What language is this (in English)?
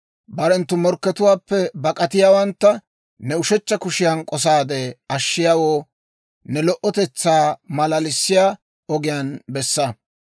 Dawro